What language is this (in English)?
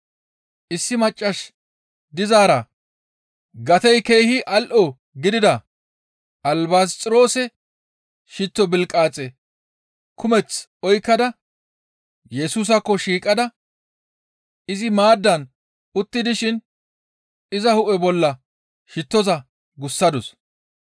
Gamo